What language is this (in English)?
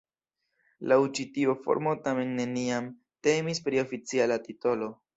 Esperanto